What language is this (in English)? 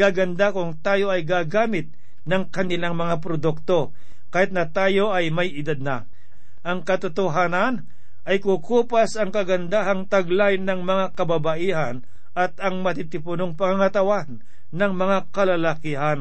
Filipino